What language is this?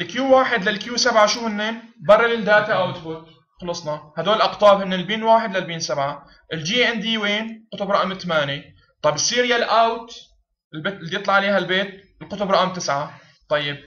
Arabic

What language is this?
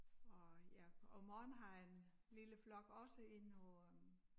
Danish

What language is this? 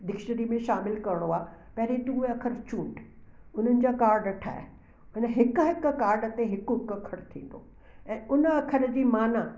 Sindhi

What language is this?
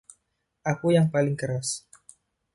Indonesian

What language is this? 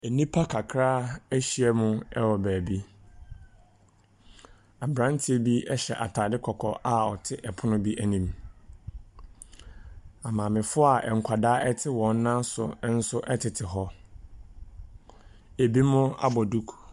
Akan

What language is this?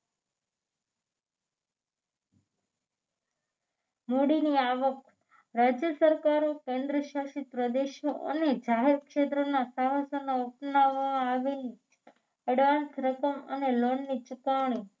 Gujarati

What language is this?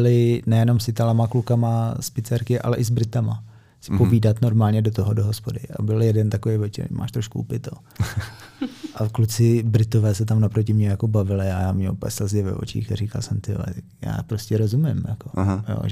Czech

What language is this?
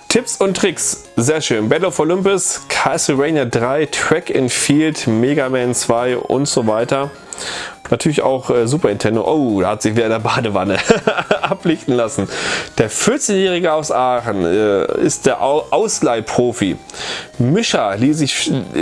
German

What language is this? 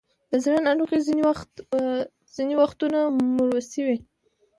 Pashto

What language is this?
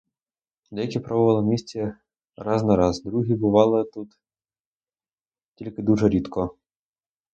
Ukrainian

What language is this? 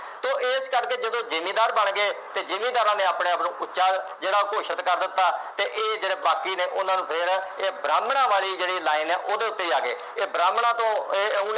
Punjabi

